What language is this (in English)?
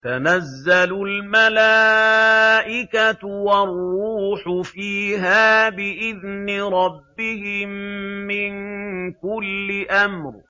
Arabic